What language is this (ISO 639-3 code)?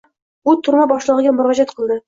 uzb